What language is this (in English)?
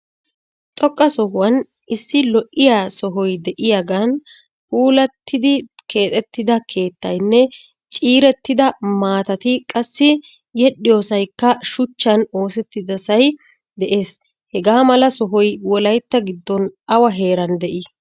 Wolaytta